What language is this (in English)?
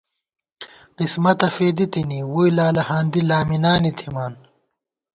Gawar-Bati